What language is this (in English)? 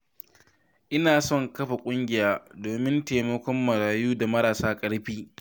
Hausa